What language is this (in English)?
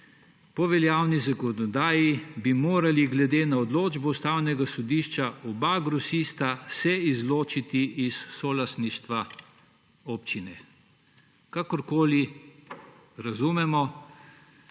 Slovenian